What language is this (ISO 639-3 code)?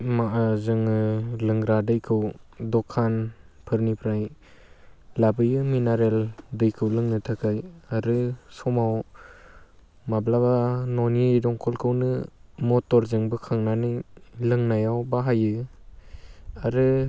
brx